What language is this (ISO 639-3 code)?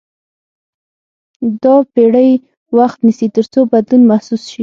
pus